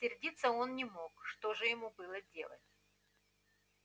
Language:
Russian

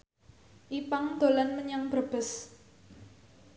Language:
Javanese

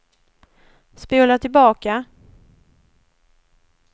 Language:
Swedish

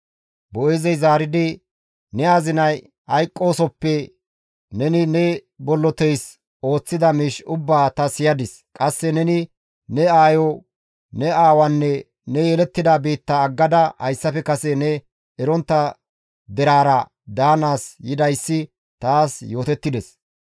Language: Gamo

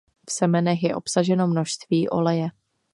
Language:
Czech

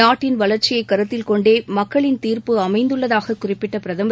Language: Tamil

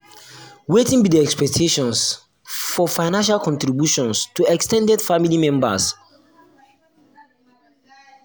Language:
Nigerian Pidgin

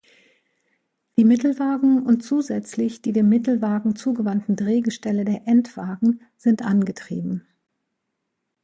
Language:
German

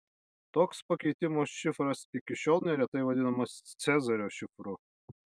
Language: Lithuanian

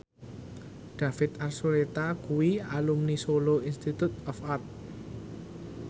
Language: Javanese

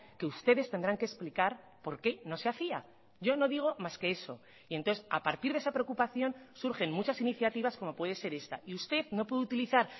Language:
Spanish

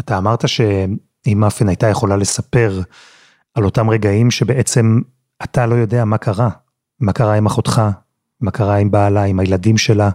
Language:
Hebrew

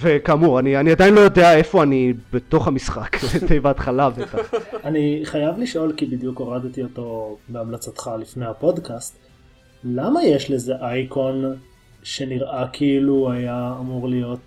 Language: Hebrew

